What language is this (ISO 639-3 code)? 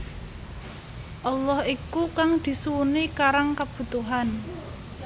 jav